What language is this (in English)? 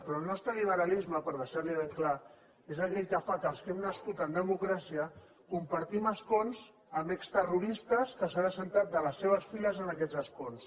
Catalan